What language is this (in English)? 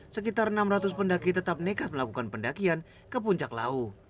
Indonesian